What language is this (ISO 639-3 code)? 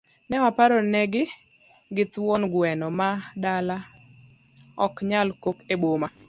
luo